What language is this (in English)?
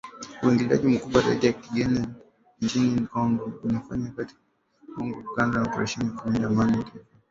Swahili